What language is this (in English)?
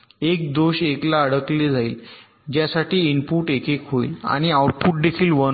Marathi